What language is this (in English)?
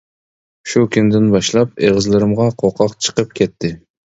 Uyghur